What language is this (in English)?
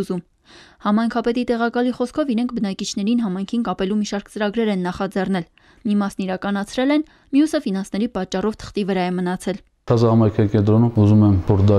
Romanian